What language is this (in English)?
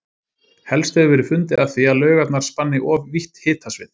Icelandic